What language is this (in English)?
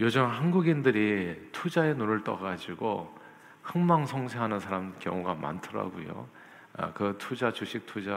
Korean